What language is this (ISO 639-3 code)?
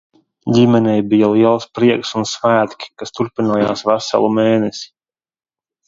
lav